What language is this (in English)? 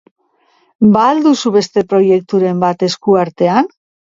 Basque